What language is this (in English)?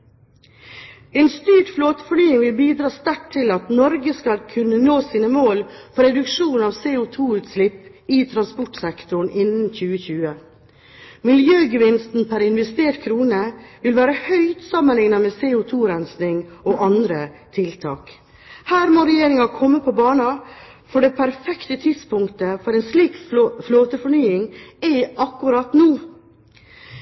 Norwegian Bokmål